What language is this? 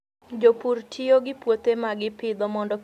Luo (Kenya and Tanzania)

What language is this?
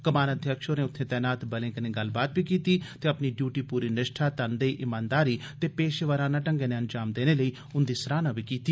Dogri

